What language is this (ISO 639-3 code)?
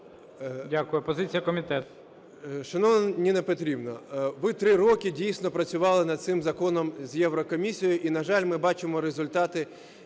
ukr